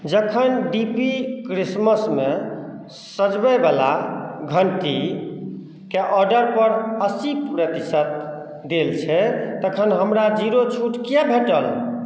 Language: Maithili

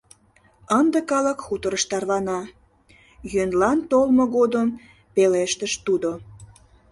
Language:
Mari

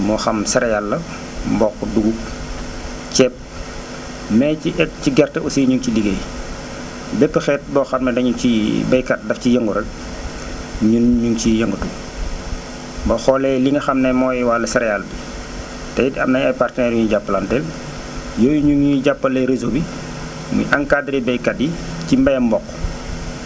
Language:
Wolof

